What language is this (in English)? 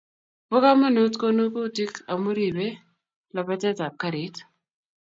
Kalenjin